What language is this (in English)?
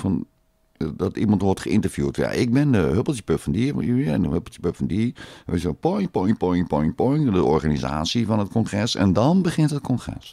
Dutch